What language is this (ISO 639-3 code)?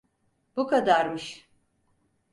tur